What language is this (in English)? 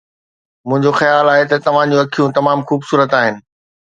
Sindhi